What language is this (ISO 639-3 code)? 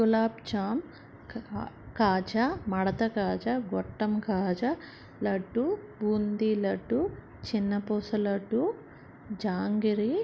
tel